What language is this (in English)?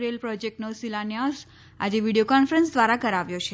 Gujarati